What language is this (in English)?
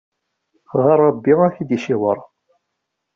Kabyle